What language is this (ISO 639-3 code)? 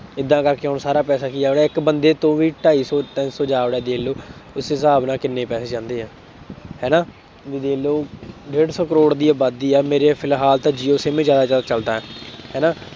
pan